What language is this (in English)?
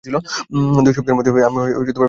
Bangla